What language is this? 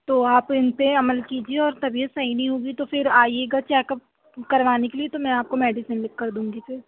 Urdu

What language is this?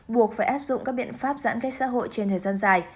Vietnamese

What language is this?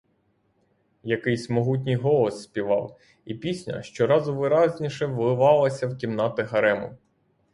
Ukrainian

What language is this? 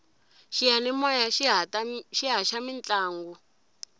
Tsonga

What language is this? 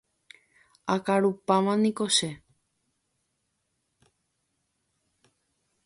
Guarani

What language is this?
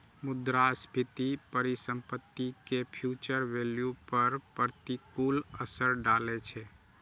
Maithili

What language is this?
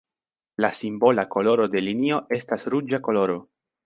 Esperanto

